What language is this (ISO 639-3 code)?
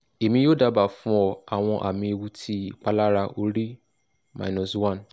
yor